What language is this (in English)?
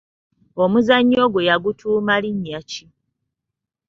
Ganda